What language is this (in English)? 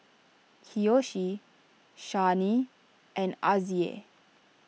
English